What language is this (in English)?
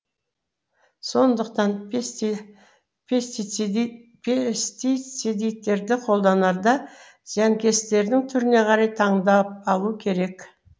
Kazakh